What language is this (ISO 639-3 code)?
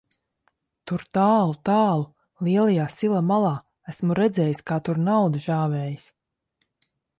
lav